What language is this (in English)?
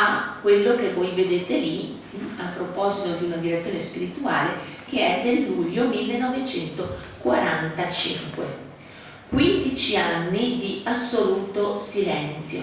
Italian